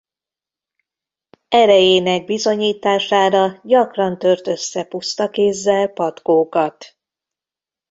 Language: Hungarian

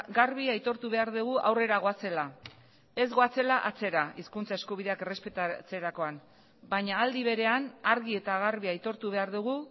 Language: Basque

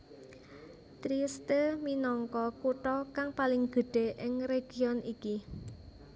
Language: Javanese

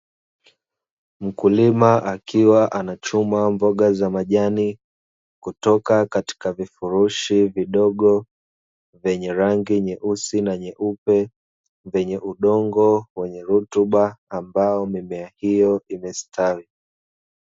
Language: Swahili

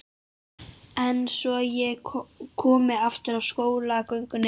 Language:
Icelandic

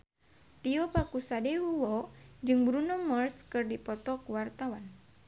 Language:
Sundanese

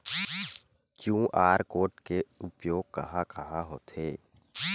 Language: Chhattisgarhi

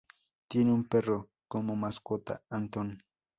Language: Spanish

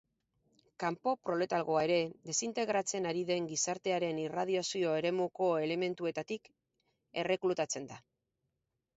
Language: Basque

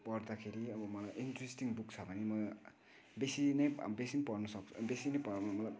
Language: Nepali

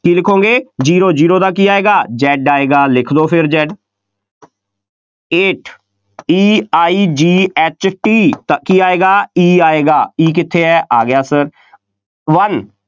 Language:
Punjabi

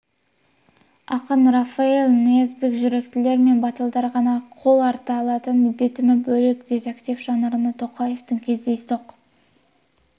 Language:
Kazakh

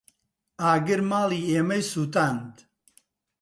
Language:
Central Kurdish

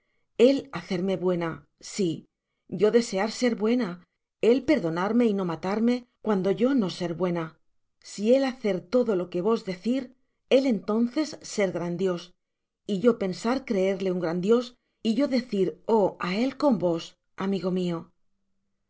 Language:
Spanish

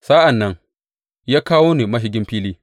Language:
Hausa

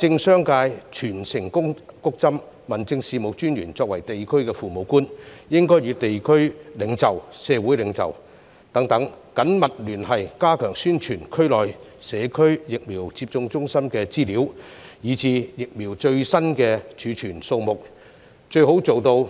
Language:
Cantonese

